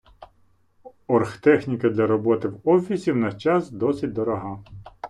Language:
Ukrainian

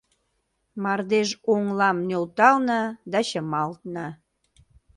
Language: Mari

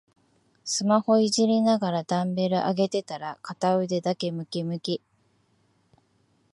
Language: Japanese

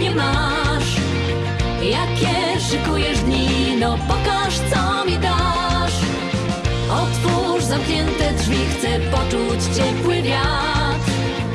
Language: Polish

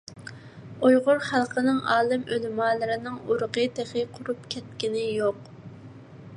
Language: Uyghur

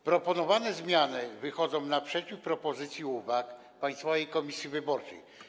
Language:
Polish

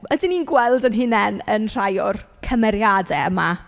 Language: Welsh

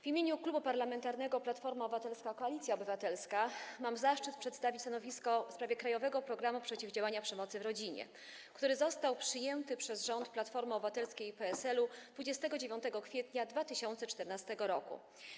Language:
Polish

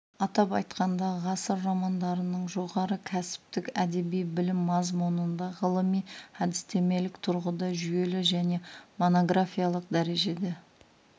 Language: Kazakh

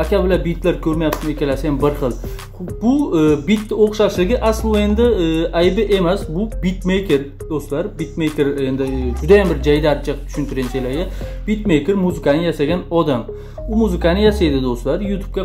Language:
Turkish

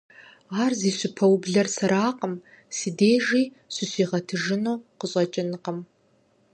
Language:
Kabardian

